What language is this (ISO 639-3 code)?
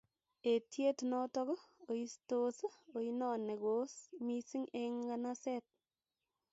kln